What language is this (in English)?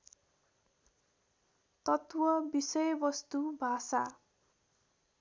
Nepali